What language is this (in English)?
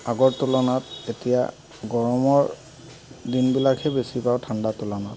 Assamese